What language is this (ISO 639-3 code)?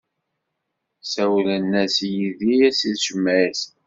kab